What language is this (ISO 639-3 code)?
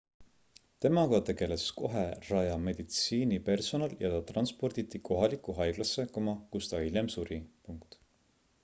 est